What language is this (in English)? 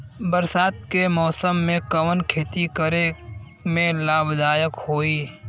Bhojpuri